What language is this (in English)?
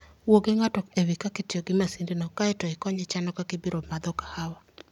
Luo (Kenya and Tanzania)